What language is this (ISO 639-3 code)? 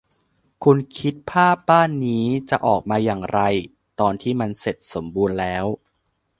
tha